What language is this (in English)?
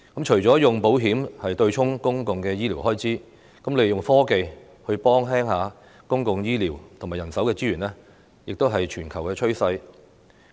Cantonese